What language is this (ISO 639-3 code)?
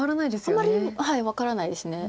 jpn